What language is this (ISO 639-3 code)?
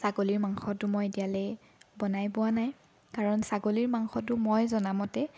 asm